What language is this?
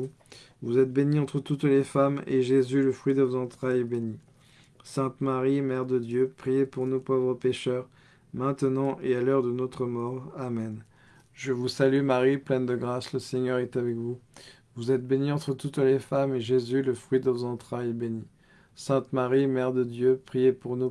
French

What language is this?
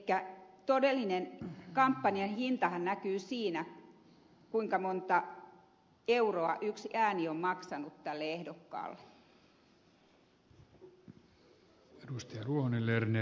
Finnish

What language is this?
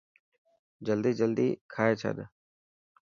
Dhatki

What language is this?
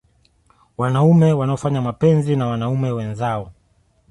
Swahili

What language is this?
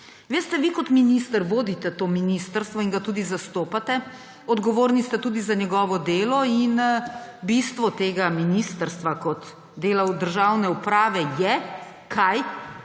Slovenian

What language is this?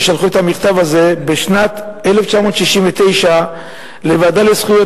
Hebrew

